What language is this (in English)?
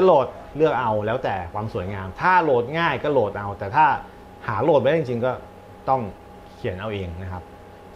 Thai